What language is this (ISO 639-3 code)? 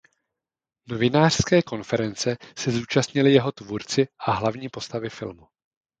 ces